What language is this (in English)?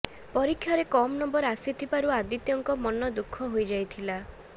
Odia